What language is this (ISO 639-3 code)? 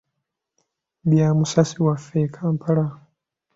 lug